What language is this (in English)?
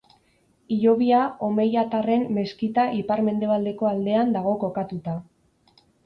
Basque